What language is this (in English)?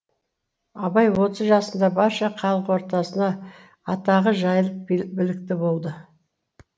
Kazakh